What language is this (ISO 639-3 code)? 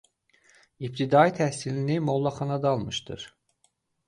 aze